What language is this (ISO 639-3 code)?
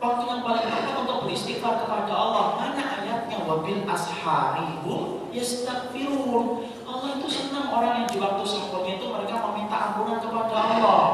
ind